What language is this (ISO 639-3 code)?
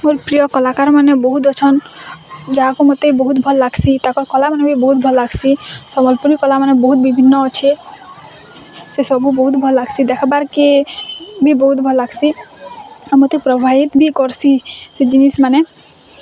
ori